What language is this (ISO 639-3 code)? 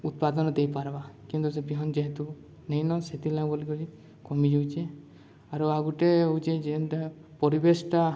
ori